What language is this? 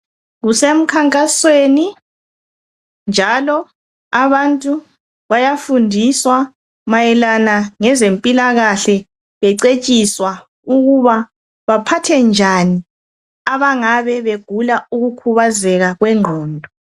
North Ndebele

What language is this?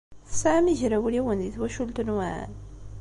Kabyle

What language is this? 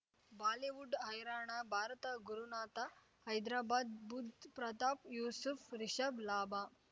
Kannada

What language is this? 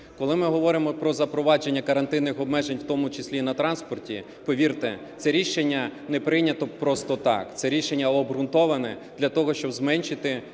Ukrainian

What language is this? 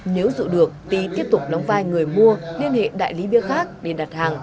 Vietnamese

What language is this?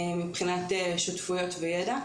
Hebrew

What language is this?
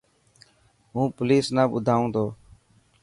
Dhatki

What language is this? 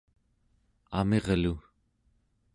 Central Yupik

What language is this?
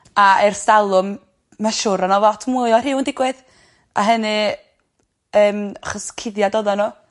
Welsh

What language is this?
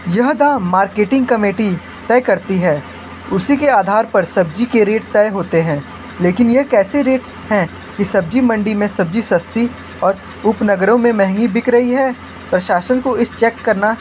Hindi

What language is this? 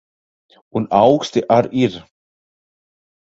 Latvian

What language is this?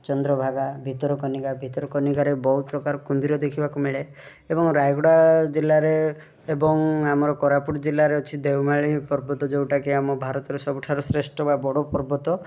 Odia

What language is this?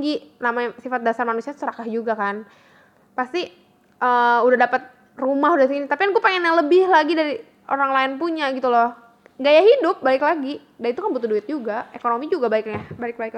Indonesian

